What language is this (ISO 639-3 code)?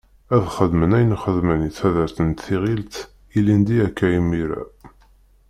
kab